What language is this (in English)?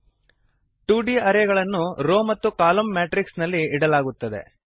Kannada